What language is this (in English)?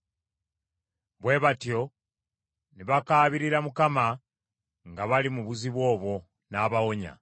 Ganda